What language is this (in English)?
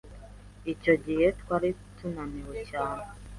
Kinyarwanda